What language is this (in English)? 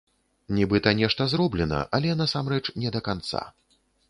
Belarusian